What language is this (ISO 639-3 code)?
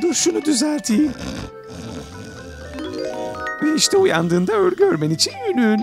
tur